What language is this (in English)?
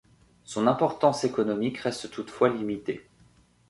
French